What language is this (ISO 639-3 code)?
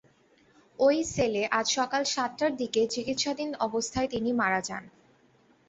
ben